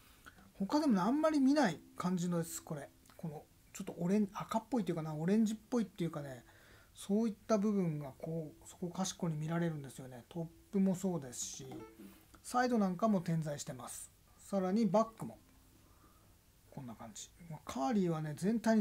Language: Japanese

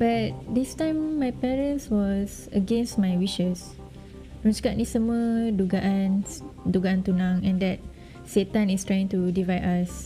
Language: Malay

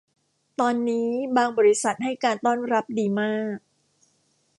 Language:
Thai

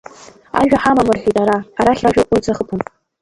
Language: Abkhazian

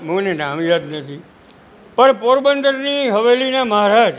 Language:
Gujarati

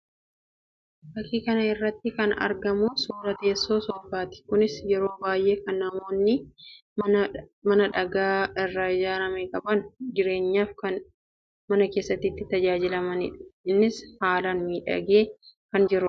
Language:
Oromo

